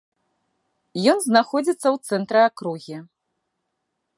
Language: Belarusian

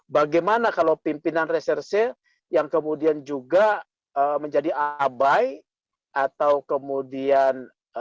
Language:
Indonesian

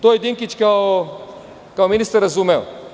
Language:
Serbian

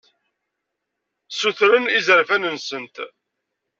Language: Kabyle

